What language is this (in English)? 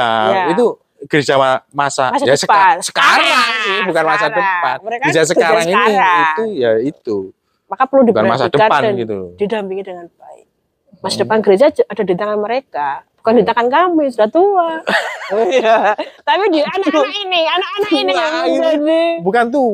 Indonesian